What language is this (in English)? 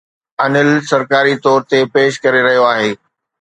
Sindhi